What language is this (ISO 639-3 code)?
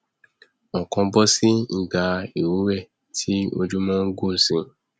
yor